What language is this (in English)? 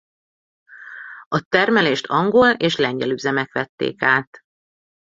Hungarian